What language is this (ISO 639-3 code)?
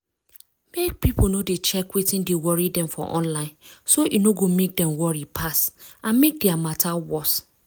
pcm